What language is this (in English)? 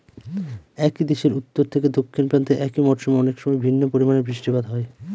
Bangla